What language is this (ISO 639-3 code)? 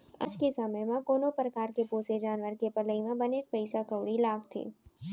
hne